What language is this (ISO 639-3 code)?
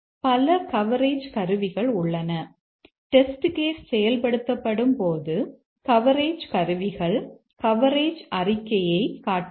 tam